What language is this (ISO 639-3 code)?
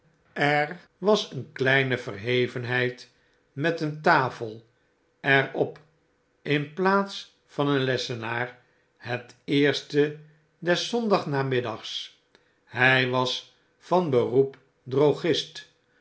nld